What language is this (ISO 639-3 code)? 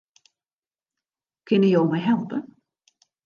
fry